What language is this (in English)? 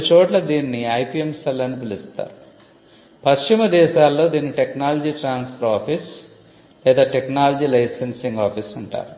Telugu